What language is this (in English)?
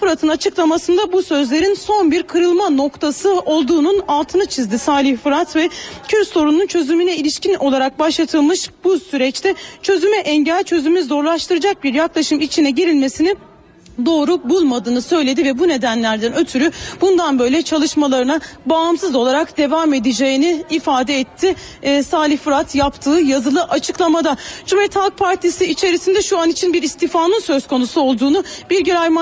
Turkish